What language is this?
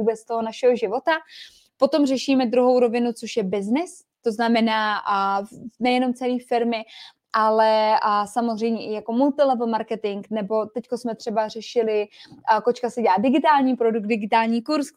Czech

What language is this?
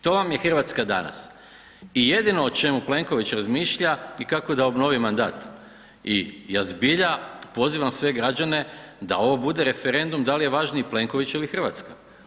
Croatian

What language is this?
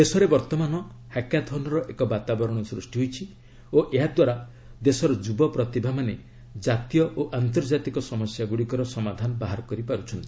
Odia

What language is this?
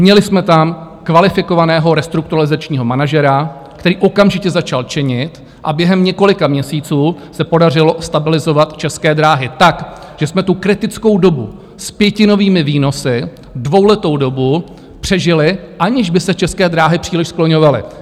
Czech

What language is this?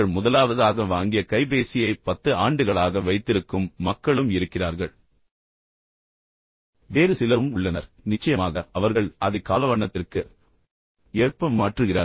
Tamil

